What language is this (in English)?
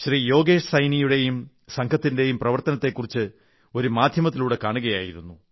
Malayalam